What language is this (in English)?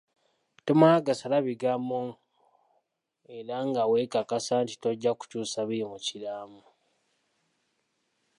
Ganda